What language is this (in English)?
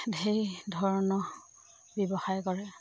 Assamese